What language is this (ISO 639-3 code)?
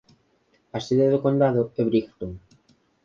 glg